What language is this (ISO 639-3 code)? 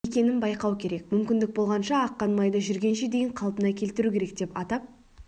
kaz